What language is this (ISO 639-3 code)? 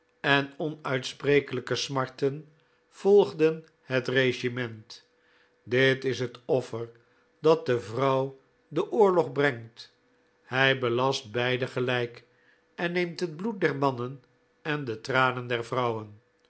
nld